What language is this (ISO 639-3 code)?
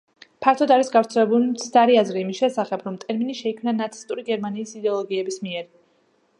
kat